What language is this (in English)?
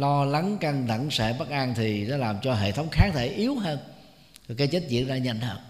Vietnamese